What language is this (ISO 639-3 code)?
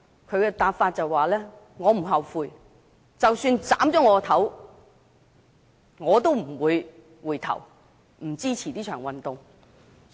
yue